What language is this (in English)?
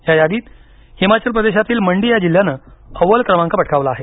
Marathi